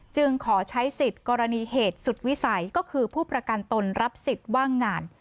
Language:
Thai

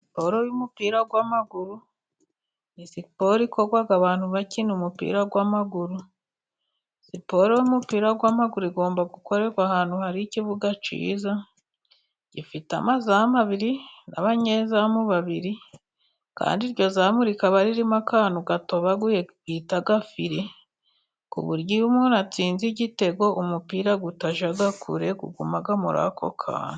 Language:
Kinyarwanda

